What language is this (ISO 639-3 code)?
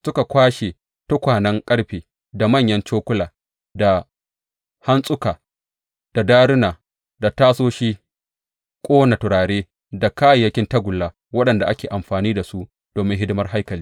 hau